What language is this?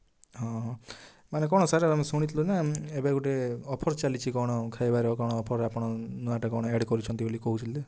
Odia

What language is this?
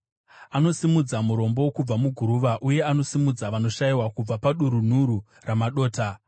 Shona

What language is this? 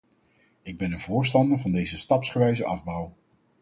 Dutch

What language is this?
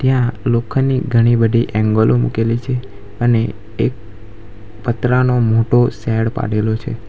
Gujarati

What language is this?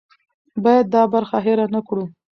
Pashto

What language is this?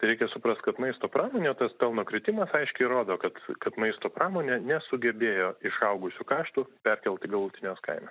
Lithuanian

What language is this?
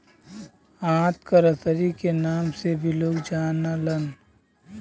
Bhojpuri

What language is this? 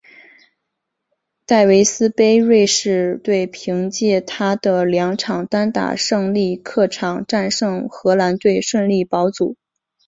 Chinese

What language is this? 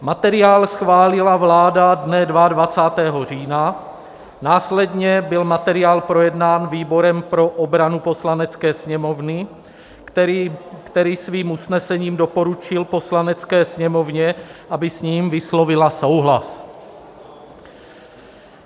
Czech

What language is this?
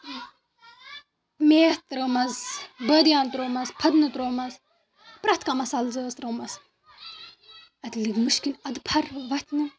Kashmiri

